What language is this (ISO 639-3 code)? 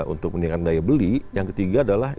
ind